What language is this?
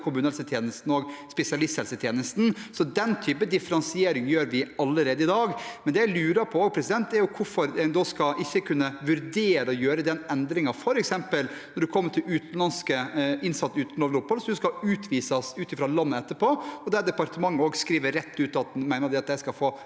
Norwegian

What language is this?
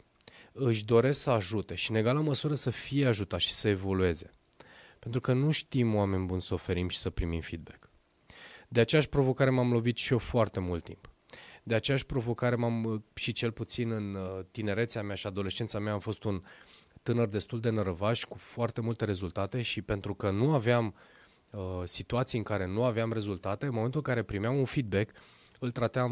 Romanian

